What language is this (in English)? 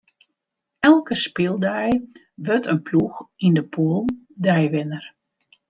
Western Frisian